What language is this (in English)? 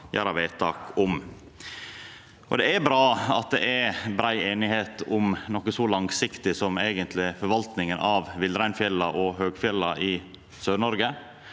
Norwegian